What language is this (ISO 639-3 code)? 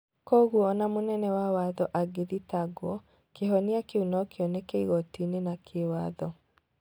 kik